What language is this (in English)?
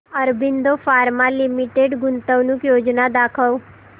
Marathi